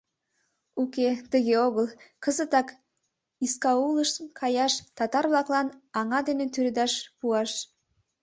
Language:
Mari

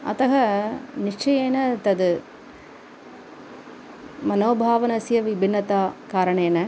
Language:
Sanskrit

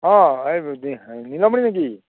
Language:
Assamese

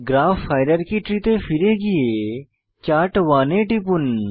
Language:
Bangla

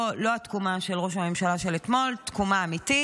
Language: Hebrew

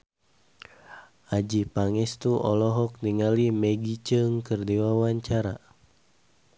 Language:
Sundanese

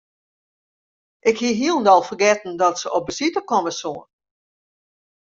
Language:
Western Frisian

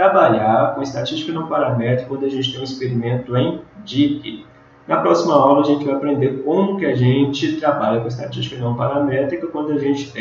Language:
Portuguese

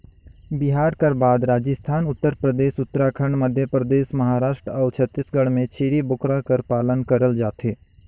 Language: Chhattisgarhi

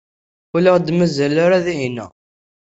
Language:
Kabyle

